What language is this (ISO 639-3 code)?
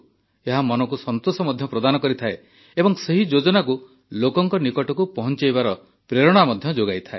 ori